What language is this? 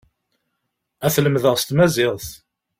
Kabyle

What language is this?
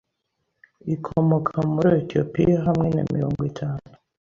Kinyarwanda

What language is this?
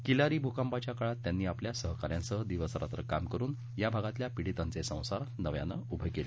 Marathi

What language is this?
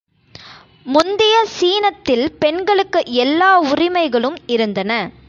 Tamil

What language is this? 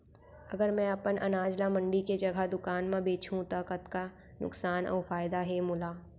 Chhattisgarhi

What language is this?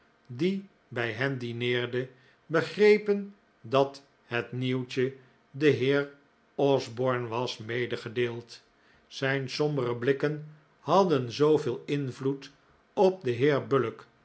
Dutch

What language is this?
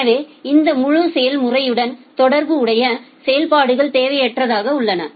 Tamil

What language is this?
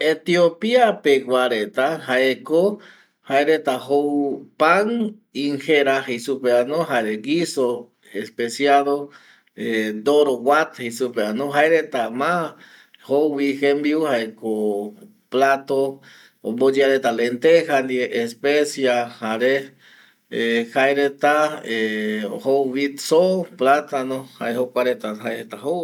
Eastern Bolivian Guaraní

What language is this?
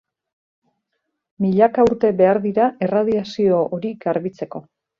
Basque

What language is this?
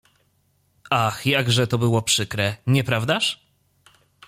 Polish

